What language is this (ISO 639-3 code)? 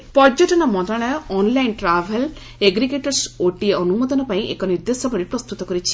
ori